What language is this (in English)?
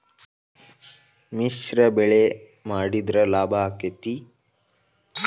Kannada